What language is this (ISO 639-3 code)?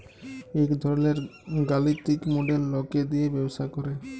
ben